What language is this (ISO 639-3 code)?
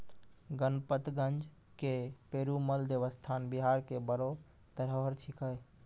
mai